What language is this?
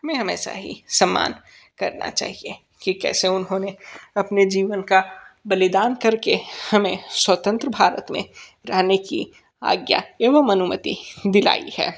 Hindi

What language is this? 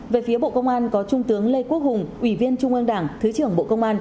Vietnamese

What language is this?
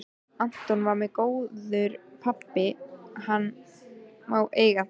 Icelandic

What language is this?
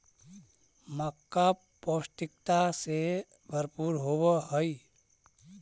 Magahi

